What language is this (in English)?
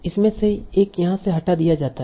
Hindi